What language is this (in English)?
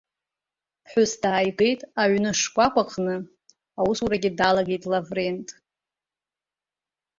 Abkhazian